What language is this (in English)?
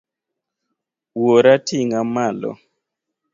Luo (Kenya and Tanzania)